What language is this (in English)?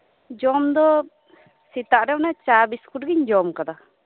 Santali